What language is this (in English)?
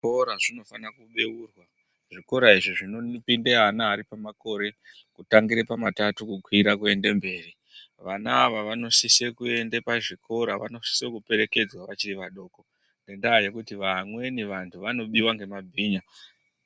Ndau